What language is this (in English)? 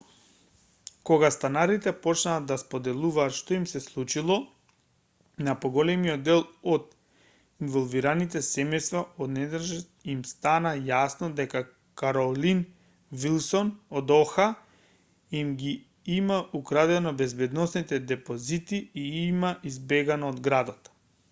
Macedonian